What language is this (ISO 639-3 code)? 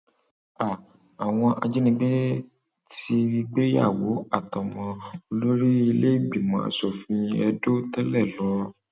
yor